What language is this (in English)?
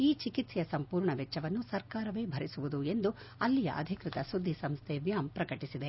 Kannada